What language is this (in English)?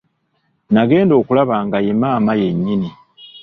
Ganda